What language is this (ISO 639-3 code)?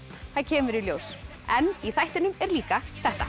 isl